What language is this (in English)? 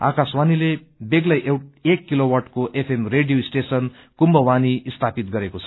Nepali